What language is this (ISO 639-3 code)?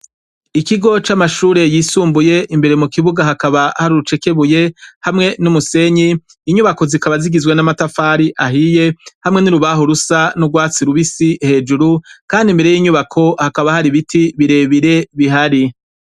run